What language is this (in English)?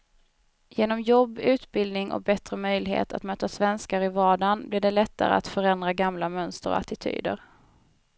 Swedish